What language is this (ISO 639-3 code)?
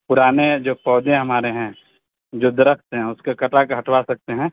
urd